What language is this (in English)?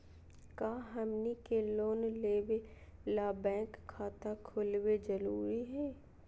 Magahi